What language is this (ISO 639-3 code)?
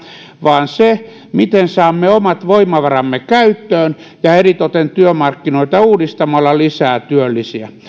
fin